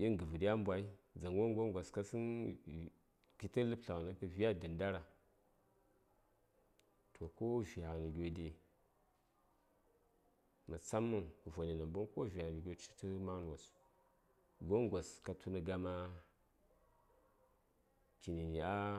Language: Saya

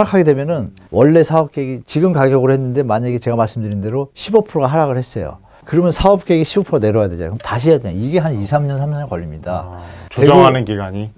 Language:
Korean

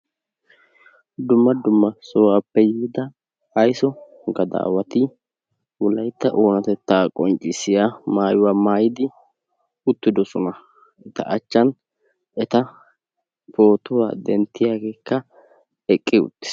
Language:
Wolaytta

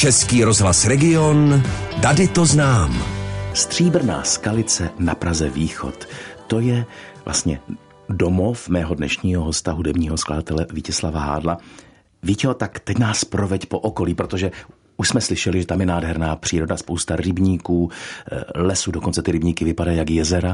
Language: Czech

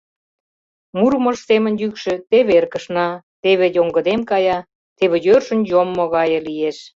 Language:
Mari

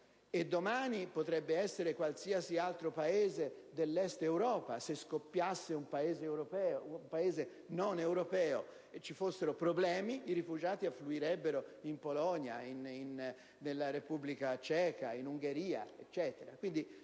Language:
Italian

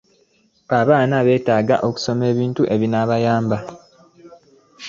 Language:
Ganda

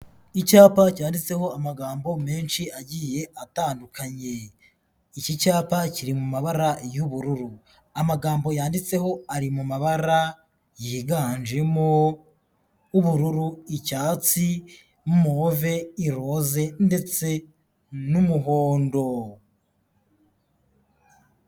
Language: Kinyarwanda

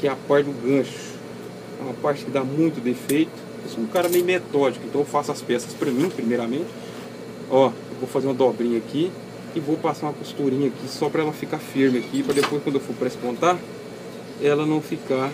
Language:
Portuguese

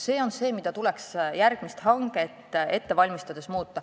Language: Estonian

